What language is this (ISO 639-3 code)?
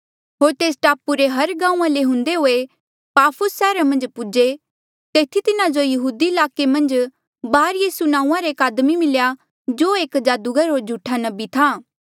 mjl